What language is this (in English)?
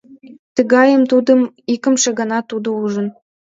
Mari